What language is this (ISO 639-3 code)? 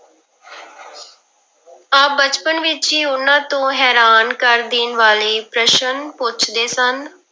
pan